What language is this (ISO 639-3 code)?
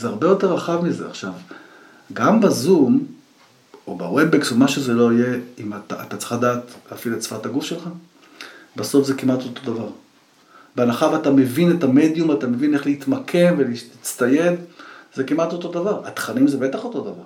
heb